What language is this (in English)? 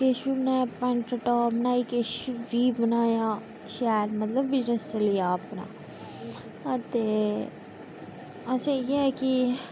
Dogri